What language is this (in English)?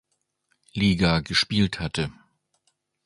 German